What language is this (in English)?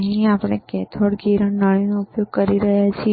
Gujarati